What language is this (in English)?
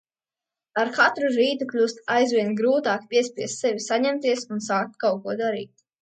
Latvian